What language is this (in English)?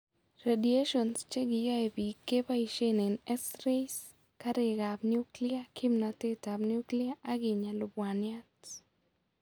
Kalenjin